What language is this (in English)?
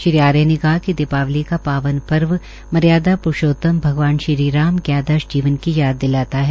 Hindi